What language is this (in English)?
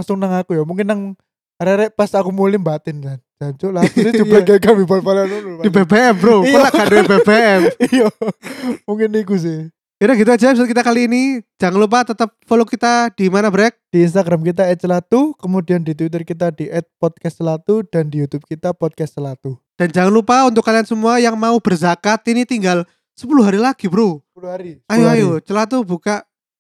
Indonesian